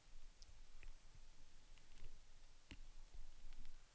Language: Swedish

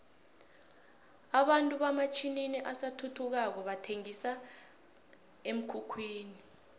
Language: South Ndebele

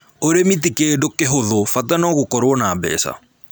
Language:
Kikuyu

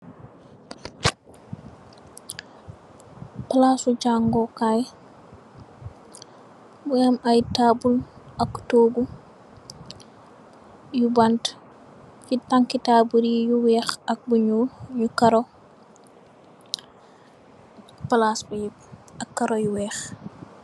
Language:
Wolof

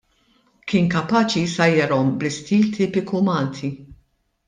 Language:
Maltese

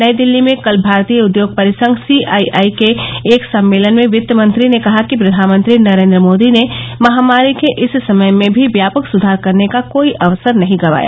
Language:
Hindi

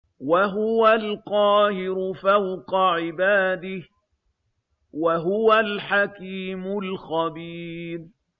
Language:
Arabic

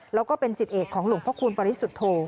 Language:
Thai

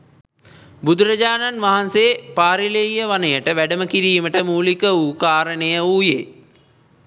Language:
Sinhala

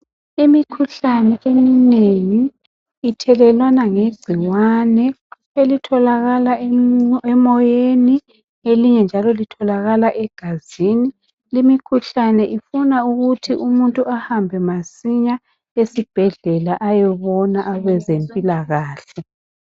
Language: North Ndebele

